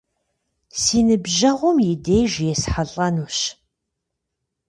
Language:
Kabardian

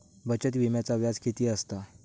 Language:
Marathi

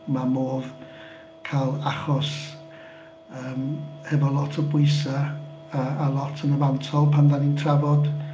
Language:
Welsh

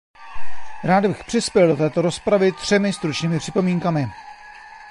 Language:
Czech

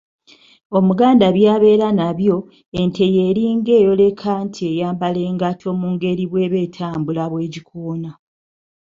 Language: Ganda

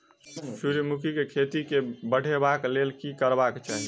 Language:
Maithili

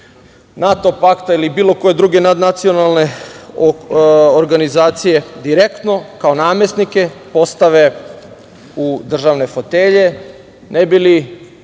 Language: Serbian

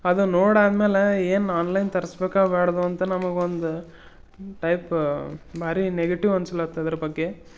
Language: Kannada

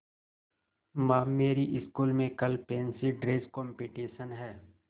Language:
Hindi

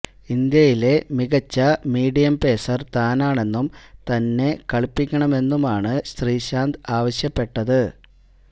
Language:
Malayalam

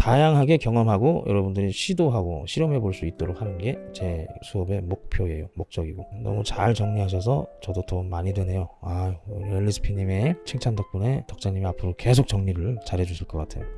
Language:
Korean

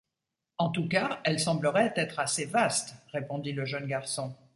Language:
French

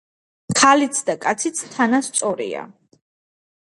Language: Georgian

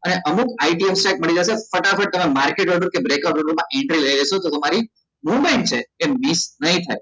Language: Gujarati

